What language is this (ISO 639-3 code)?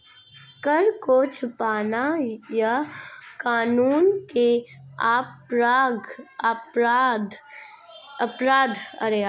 hin